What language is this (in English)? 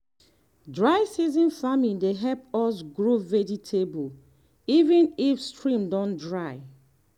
Nigerian Pidgin